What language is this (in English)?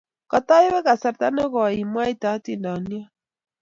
Kalenjin